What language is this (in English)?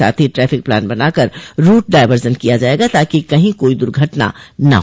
Hindi